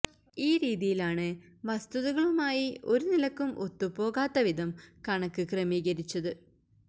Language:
Malayalam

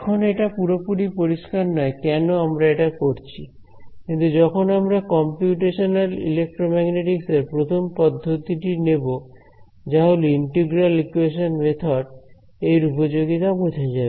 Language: Bangla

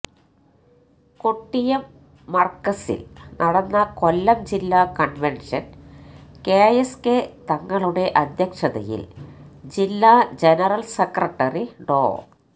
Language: Malayalam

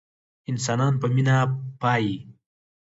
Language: Pashto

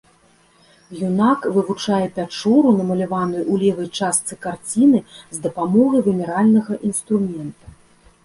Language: Belarusian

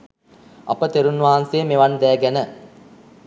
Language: Sinhala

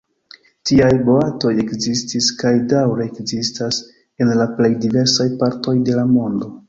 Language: Esperanto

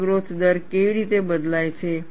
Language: Gujarati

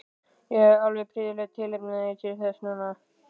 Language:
Icelandic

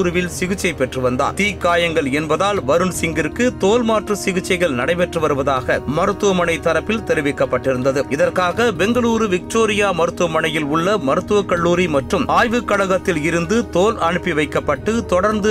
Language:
Tamil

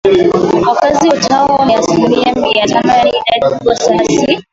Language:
Swahili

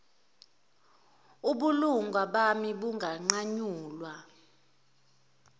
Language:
Zulu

